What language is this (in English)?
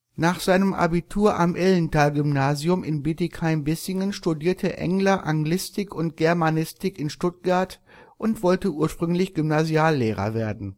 German